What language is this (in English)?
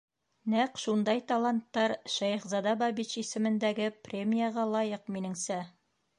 Bashkir